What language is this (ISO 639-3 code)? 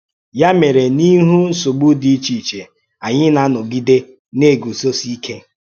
ibo